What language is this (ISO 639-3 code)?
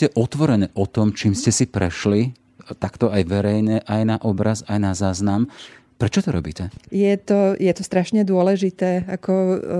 slk